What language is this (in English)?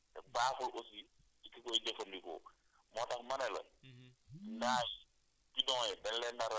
Wolof